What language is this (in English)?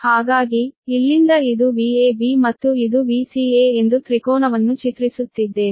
Kannada